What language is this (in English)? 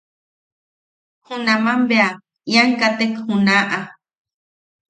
Yaqui